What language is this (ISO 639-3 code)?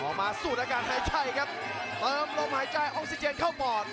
tha